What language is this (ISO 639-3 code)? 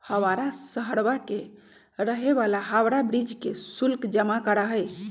mag